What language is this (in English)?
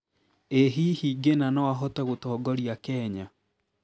Kikuyu